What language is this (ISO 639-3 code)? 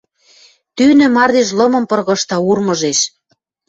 mrj